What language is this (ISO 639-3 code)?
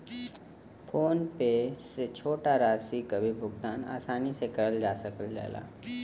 bho